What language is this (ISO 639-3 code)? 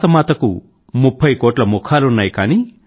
tel